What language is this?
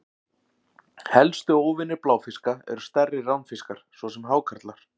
Icelandic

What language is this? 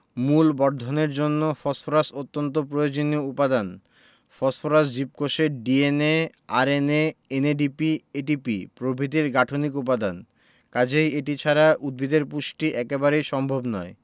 Bangla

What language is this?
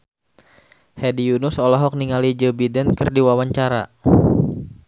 Sundanese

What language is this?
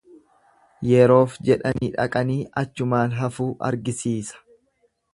Oromo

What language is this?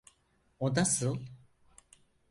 Turkish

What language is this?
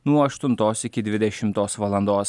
Lithuanian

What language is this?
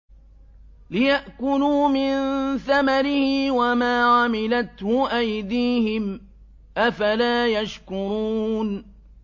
Arabic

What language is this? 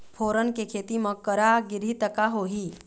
Chhattisgarhi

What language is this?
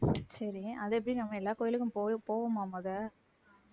Tamil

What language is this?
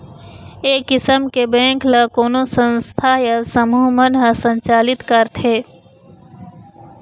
Chhattisgarhi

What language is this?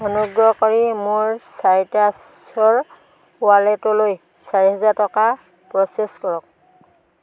Assamese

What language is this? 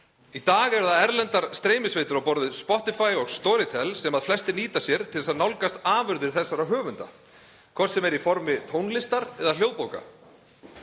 Icelandic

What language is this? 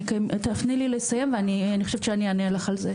Hebrew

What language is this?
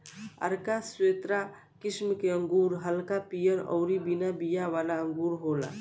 Bhojpuri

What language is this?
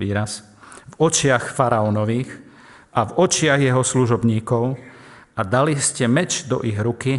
Slovak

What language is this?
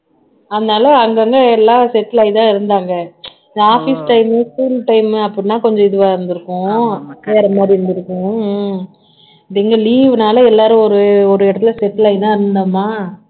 Tamil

